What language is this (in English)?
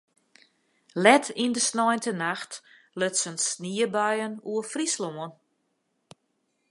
Western Frisian